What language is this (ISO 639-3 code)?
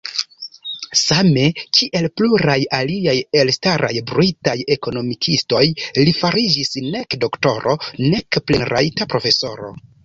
epo